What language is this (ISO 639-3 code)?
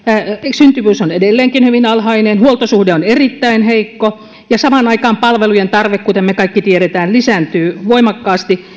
fin